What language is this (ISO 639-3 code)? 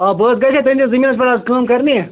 kas